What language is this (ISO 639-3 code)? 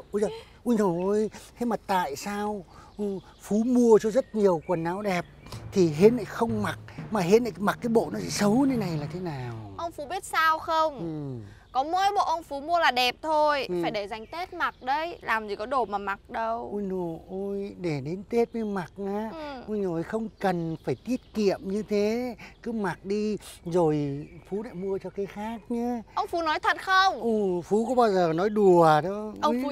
vie